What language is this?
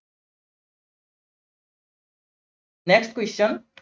Assamese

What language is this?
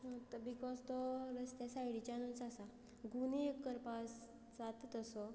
Konkani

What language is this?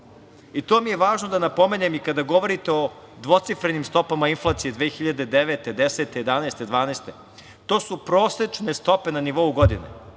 Serbian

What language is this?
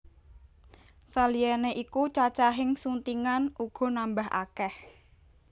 Javanese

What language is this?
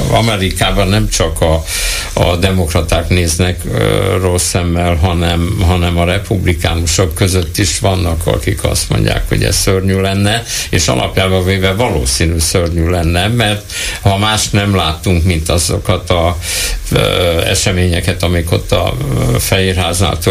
Hungarian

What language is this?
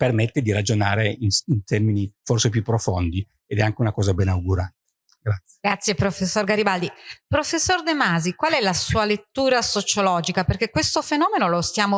Italian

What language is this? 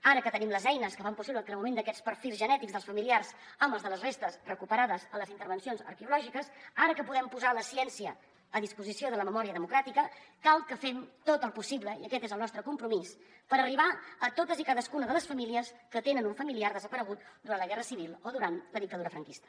Catalan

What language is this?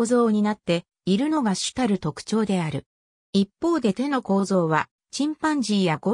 Japanese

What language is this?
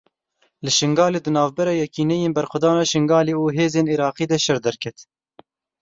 Kurdish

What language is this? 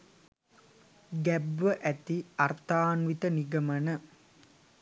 Sinhala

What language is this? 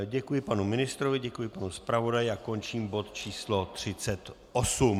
Czech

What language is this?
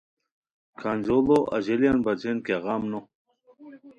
Khowar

